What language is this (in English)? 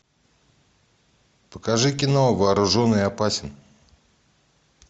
Russian